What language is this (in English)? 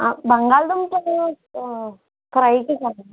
Telugu